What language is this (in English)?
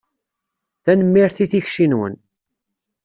Kabyle